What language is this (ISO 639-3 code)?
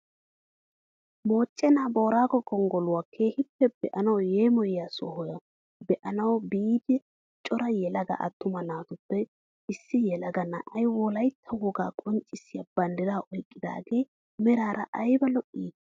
wal